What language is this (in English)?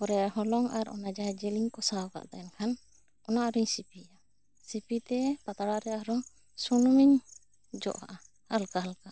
Santali